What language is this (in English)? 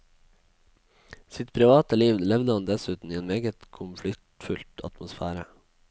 Norwegian